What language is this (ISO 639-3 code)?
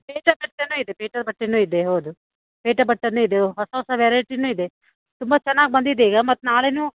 kan